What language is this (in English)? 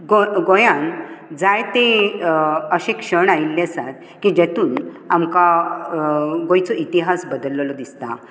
Konkani